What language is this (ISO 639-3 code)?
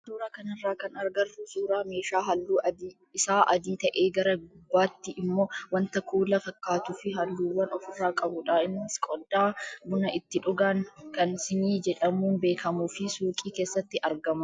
orm